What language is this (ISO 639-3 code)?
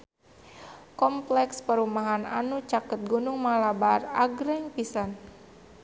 sun